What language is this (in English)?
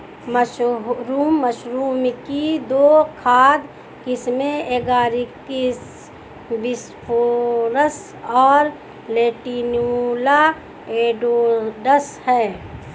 Hindi